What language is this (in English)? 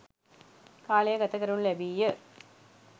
Sinhala